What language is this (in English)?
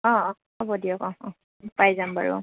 Assamese